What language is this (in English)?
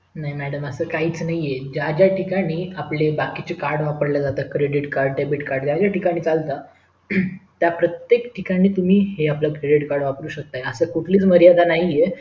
Marathi